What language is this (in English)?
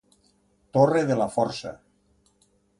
Catalan